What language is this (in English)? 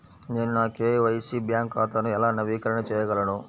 Telugu